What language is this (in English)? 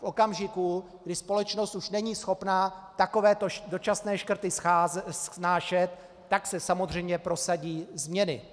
Czech